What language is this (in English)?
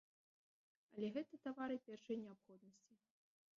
Belarusian